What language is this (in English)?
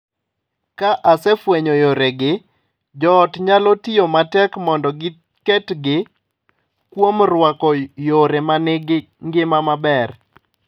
Luo (Kenya and Tanzania)